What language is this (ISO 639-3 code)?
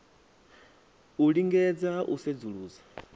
ven